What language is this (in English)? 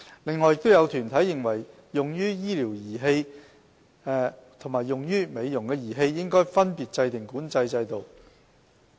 Cantonese